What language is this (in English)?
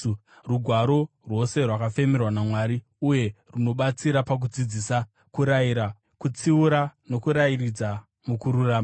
Shona